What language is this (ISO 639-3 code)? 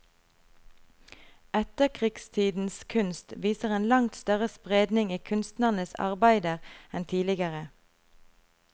nor